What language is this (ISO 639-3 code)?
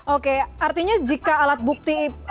ind